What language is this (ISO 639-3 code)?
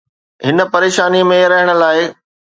snd